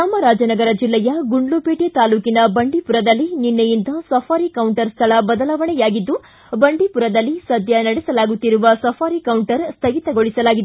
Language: Kannada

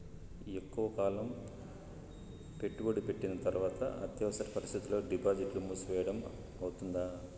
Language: Telugu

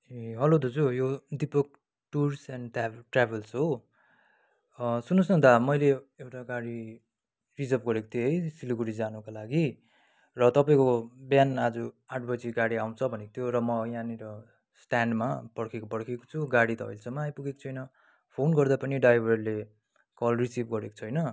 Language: Nepali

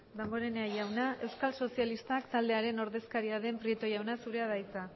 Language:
Basque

